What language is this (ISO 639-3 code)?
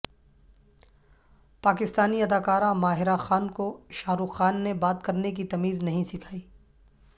urd